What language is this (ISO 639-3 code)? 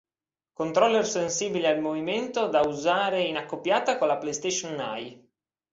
ita